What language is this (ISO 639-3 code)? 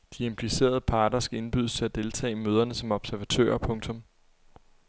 dan